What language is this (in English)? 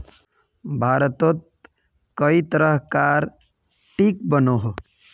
Magahi